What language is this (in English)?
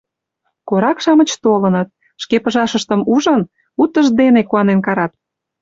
Mari